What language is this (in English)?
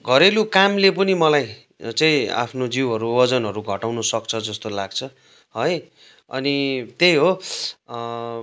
Nepali